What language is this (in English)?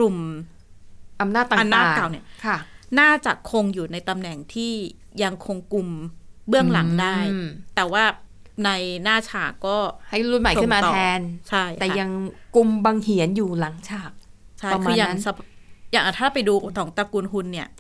Thai